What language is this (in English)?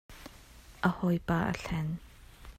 Hakha Chin